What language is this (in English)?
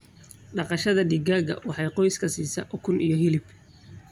Somali